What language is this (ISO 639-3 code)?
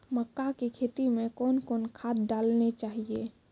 mai